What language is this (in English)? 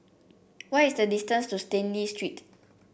English